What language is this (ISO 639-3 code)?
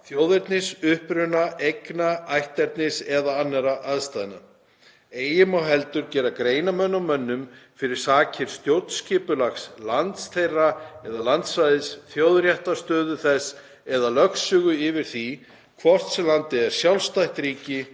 isl